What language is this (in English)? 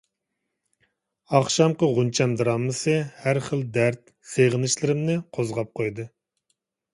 Uyghur